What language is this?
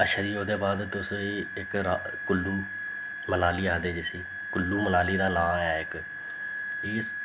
Dogri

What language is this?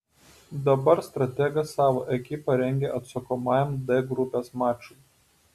Lithuanian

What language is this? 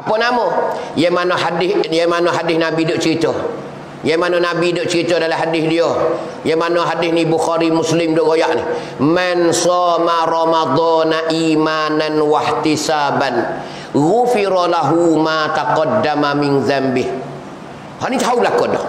Malay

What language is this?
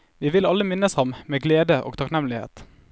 Norwegian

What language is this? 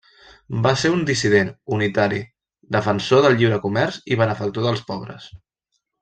Catalan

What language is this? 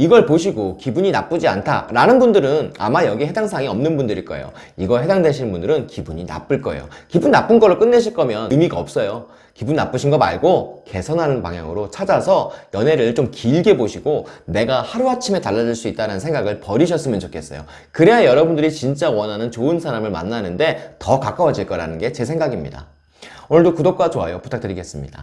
Korean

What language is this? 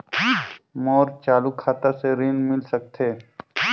Chhattisgarhi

